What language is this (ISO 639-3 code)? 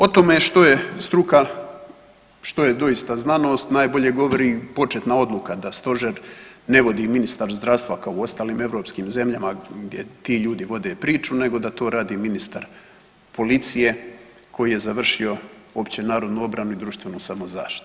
hrv